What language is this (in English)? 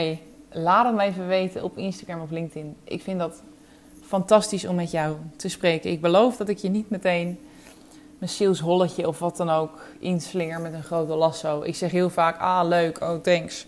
Dutch